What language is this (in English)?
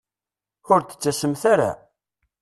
Kabyle